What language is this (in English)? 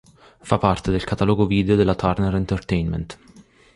Italian